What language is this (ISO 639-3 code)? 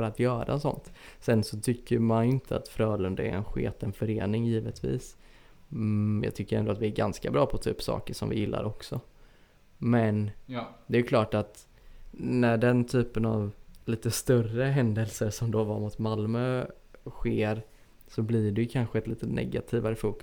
swe